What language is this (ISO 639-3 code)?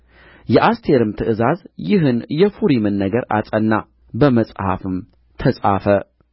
amh